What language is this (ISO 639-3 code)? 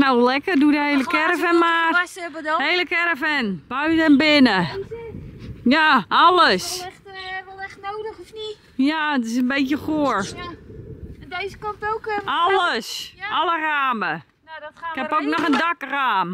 nld